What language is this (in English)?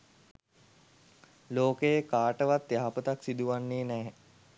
Sinhala